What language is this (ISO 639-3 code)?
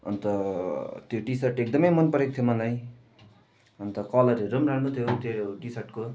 nep